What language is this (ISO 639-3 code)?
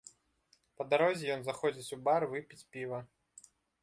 bel